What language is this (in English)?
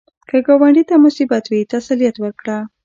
Pashto